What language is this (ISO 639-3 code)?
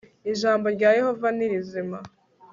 kin